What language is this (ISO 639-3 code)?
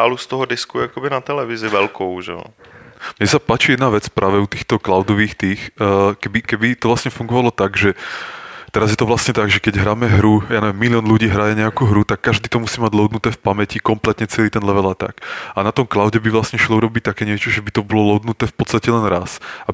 ces